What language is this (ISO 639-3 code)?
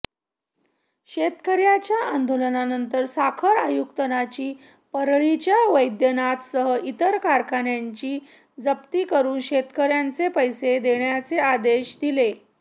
mar